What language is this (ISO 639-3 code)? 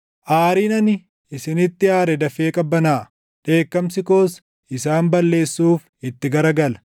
orm